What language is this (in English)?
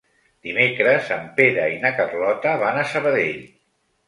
Catalan